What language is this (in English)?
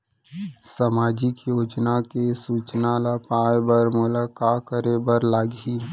Chhattisgarhi